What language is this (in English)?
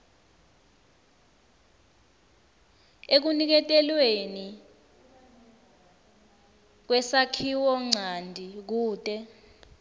Swati